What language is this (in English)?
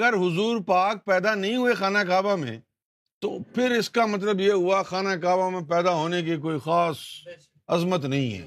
Urdu